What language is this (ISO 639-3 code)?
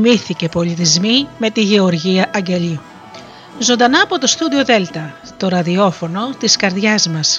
ell